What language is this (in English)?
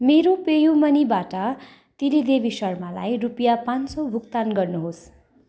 Nepali